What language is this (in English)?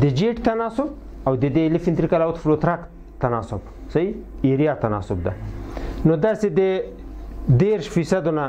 Romanian